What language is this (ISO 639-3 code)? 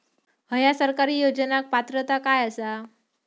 mar